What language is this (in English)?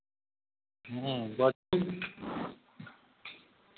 Maithili